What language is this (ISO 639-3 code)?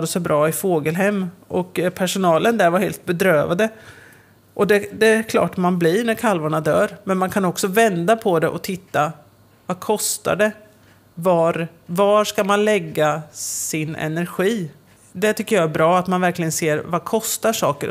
swe